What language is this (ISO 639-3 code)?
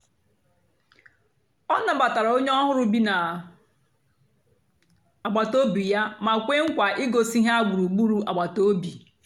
ibo